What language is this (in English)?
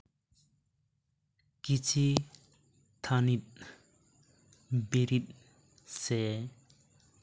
Santali